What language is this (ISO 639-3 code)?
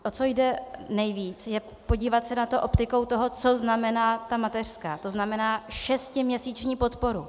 ces